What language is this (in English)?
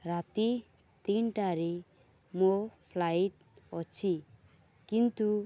Odia